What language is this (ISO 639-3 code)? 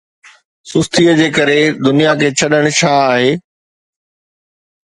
snd